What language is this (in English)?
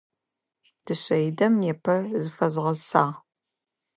Adyghe